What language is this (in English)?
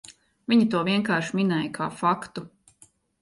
Latvian